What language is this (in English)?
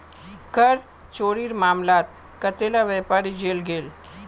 Magahi